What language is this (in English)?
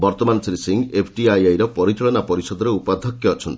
Odia